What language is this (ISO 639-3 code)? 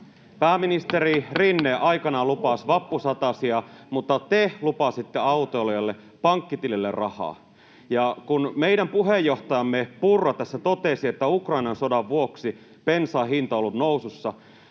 fin